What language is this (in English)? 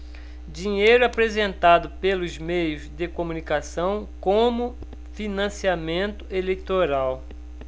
Portuguese